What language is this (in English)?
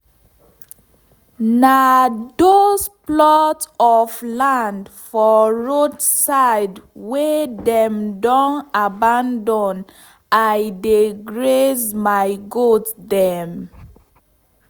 Nigerian Pidgin